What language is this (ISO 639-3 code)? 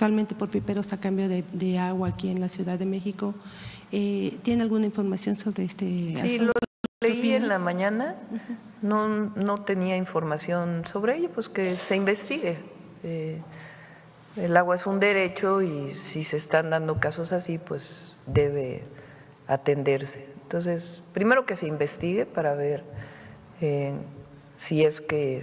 spa